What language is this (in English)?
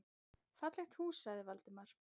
Icelandic